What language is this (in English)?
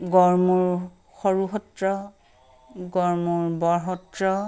Assamese